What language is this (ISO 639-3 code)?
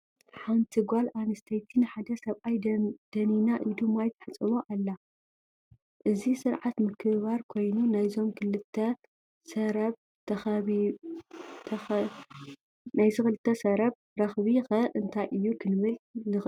tir